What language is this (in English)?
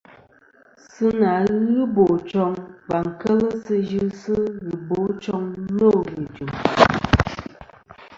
Kom